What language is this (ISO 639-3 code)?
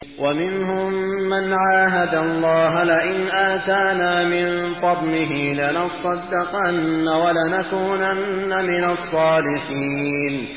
ara